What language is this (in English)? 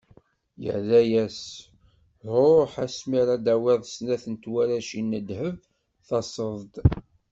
Kabyle